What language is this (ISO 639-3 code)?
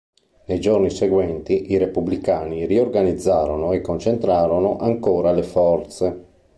ita